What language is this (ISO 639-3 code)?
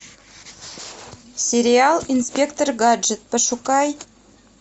rus